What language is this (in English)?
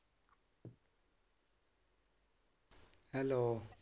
Punjabi